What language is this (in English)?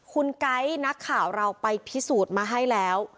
Thai